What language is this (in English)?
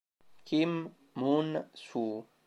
Italian